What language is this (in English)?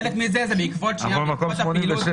Hebrew